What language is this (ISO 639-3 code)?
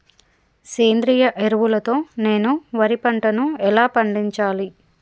tel